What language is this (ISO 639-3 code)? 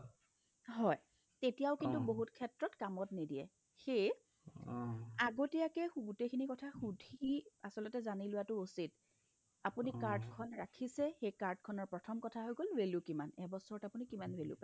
asm